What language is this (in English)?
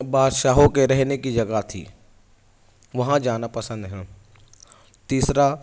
Urdu